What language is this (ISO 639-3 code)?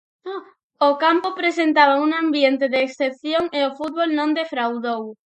glg